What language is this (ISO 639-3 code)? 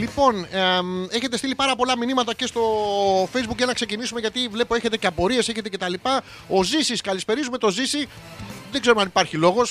ell